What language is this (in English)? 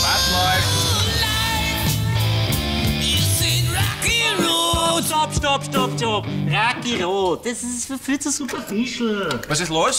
German